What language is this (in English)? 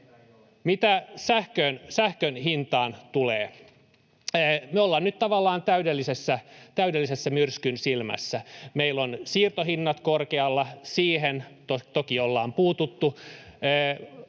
Finnish